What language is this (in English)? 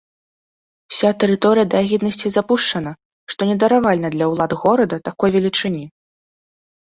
Belarusian